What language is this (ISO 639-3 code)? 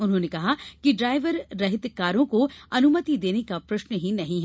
hin